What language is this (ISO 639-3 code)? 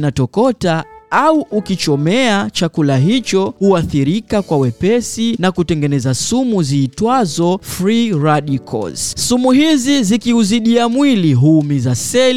swa